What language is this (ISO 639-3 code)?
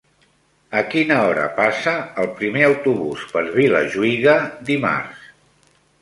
cat